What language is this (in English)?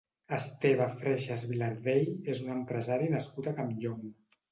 Catalan